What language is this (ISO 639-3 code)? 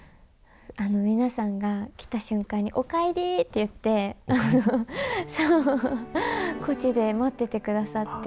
jpn